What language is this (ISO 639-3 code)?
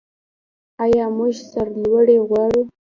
pus